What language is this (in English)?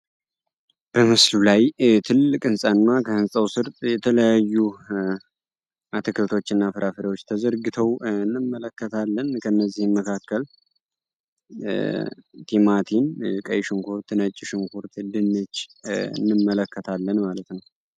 Amharic